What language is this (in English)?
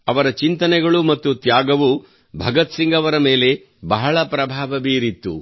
Kannada